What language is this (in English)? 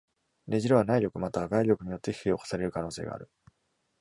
Japanese